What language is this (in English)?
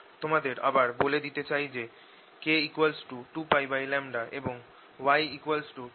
Bangla